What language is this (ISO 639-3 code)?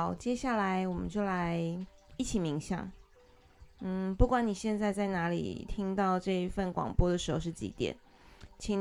zho